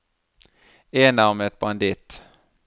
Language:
Norwegian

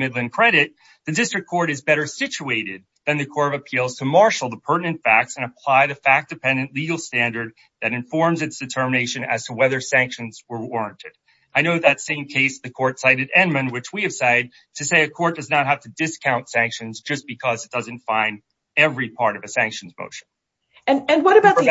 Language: English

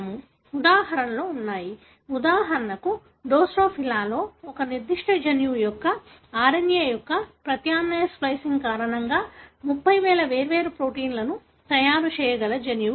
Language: Telugu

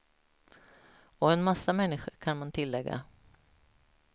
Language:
Swedish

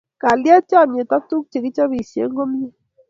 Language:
Kalenjin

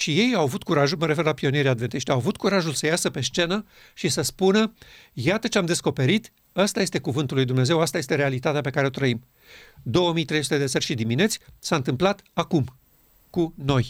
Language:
Romanian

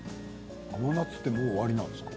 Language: Japanese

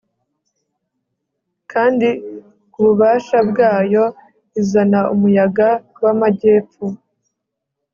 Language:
Kinyarwanda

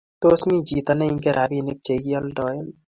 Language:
Kalenjin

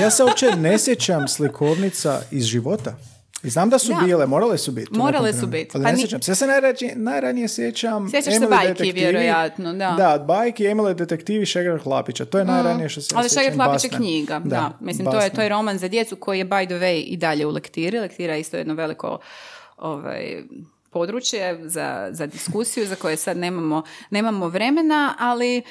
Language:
Croatian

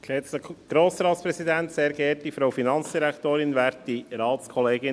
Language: Swiss German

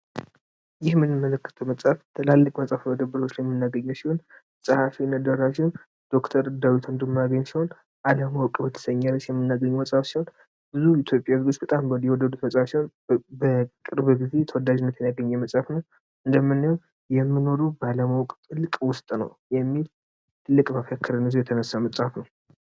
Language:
Amharic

